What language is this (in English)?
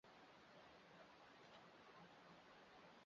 Chinese